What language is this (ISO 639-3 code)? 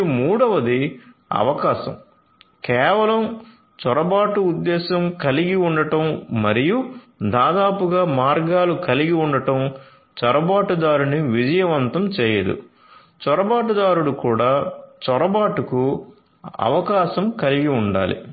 tel